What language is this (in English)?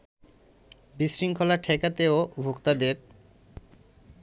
Bangla